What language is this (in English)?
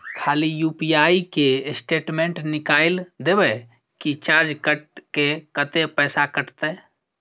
Maithili